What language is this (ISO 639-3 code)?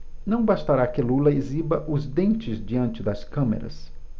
por